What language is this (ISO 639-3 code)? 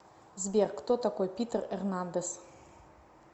rus